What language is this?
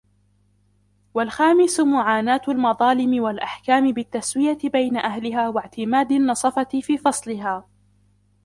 Arabic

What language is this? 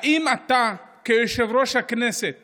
Hebrew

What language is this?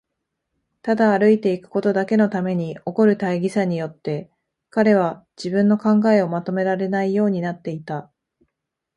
Japanese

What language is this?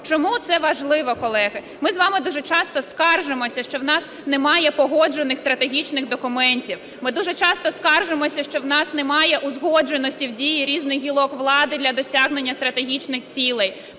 Ukrainian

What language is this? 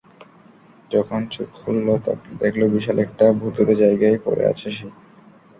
Bangla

